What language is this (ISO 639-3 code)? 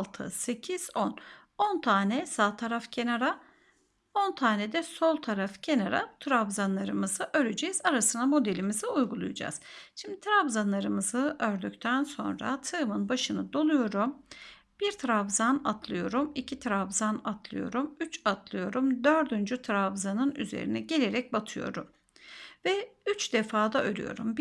tur